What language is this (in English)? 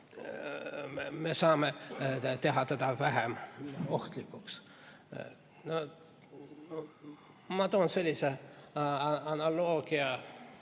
Estonian